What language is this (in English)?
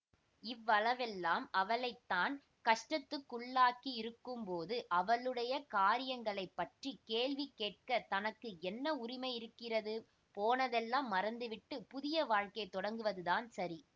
Tamil